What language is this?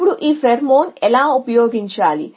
Telugu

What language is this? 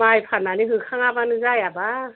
Bodo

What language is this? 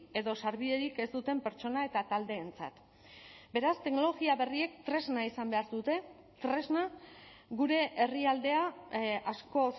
Basque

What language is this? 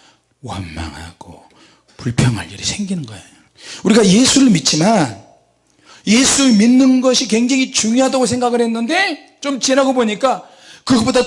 Korean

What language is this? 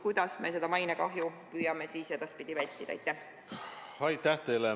Estonian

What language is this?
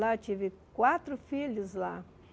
Portuguese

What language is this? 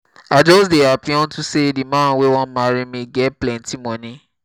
Nigerian Pidgin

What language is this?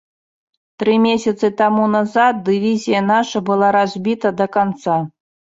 Belarusian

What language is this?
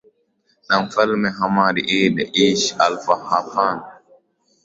Swahili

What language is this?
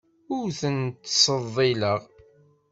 Kabyle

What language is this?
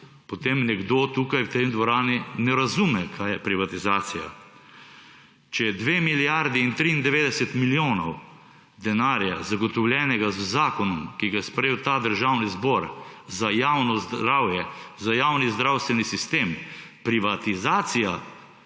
Slovenian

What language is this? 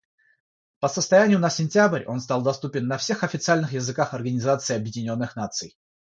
Russian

